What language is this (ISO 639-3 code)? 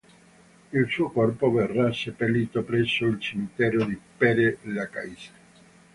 ita